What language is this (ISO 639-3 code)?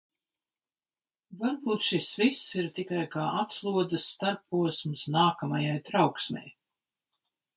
lav